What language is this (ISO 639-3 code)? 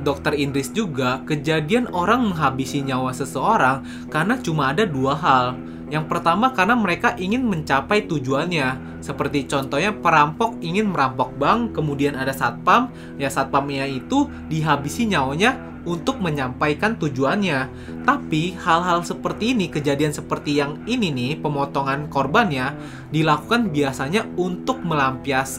ind